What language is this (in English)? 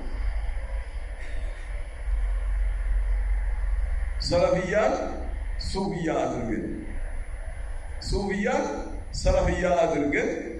Arabic